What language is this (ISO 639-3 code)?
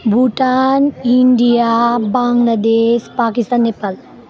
nep